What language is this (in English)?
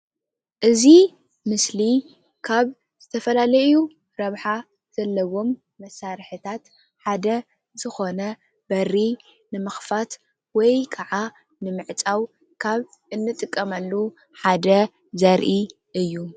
Tigrinya